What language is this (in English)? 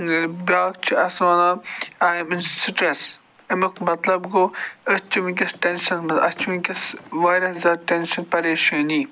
Kashmiri